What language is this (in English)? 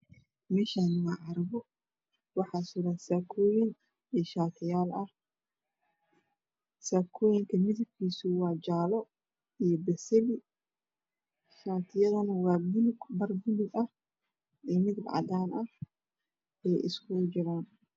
Somali